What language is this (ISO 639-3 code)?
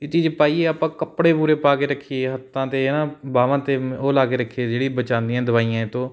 pan